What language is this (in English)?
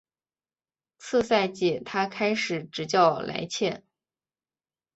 Chinese